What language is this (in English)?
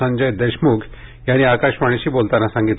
Marathi